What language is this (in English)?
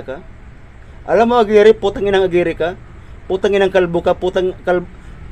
Filipino